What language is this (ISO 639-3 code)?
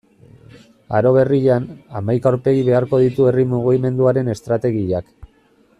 eus